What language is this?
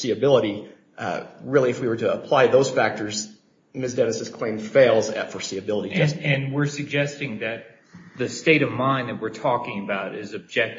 English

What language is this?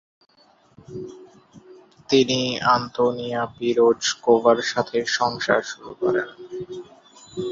Bangla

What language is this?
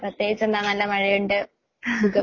Malayalam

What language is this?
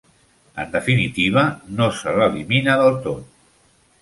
Catalan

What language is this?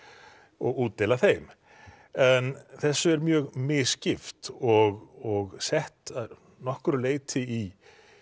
Icelandic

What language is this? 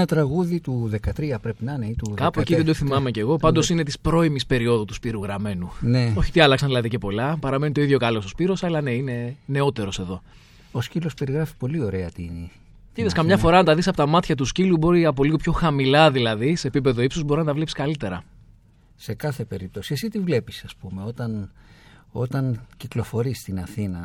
Greek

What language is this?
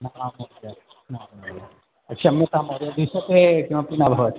Sanskrit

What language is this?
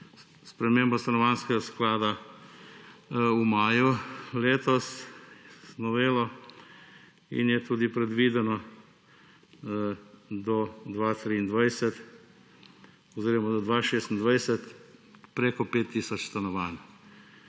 Slovenian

